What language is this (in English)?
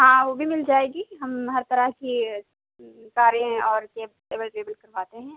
Urdu